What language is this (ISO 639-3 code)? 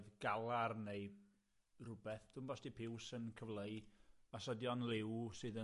cym